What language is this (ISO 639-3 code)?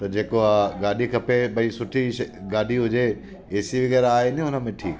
snd